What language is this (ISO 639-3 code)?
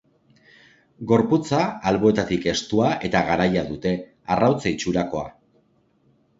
eus